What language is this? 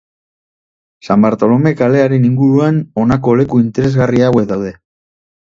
Basque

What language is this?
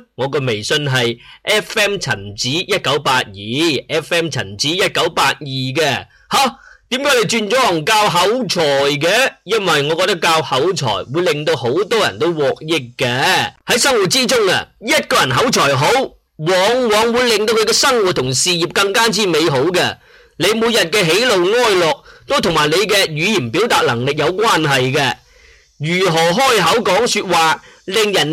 Chinese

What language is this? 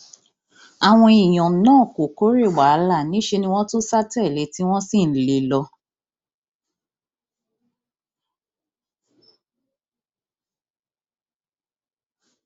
Yoruba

